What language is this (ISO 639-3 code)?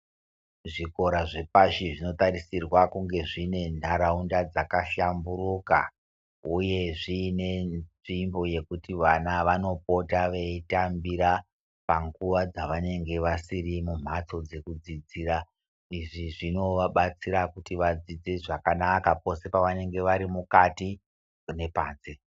ndc